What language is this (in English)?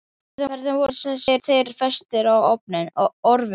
Icelandic